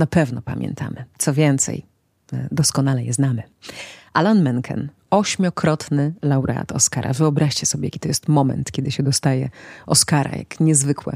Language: Polish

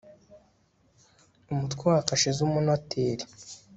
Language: Kinyarwanda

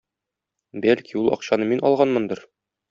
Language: Tatar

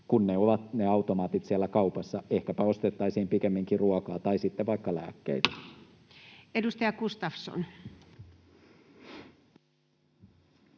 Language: Finnish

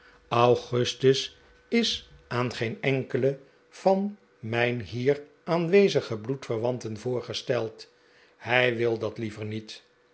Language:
Dutch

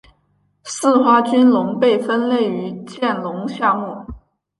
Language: Chinese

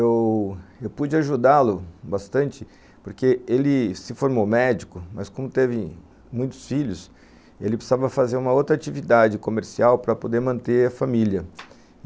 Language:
Portuguese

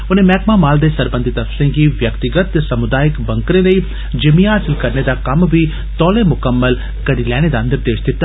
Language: Dogri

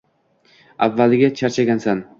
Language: Uzbek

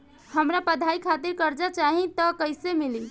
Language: Bhojpuri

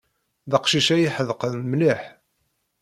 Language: Kabyle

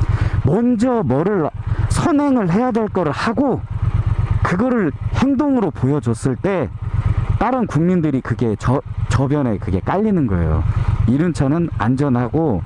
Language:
Korean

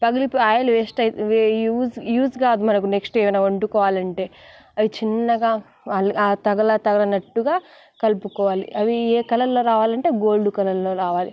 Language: Telugu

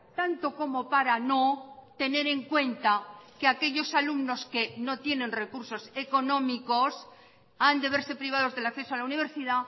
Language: Spanish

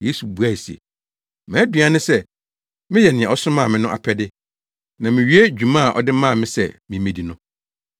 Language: Akan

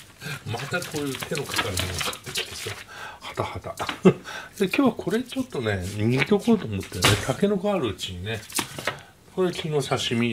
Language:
Japanese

